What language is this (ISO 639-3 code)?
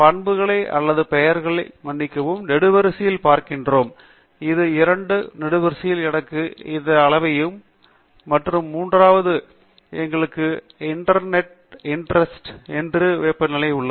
tam